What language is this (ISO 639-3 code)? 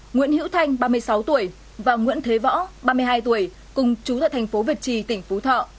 vie